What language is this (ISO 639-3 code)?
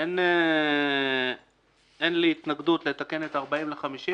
heb